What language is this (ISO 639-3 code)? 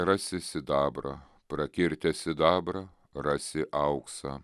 lit